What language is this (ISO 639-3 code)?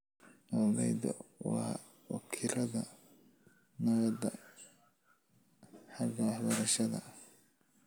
som